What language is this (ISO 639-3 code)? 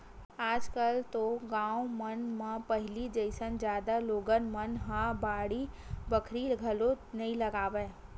hne